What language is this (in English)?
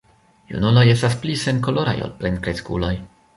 Esperanto